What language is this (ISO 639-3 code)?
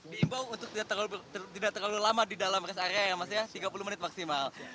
ind